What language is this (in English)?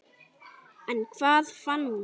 Icelandic